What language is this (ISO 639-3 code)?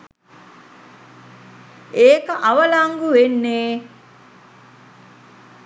sin